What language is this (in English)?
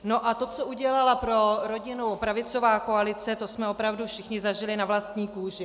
Czech